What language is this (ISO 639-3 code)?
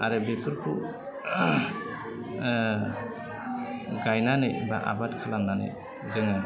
brx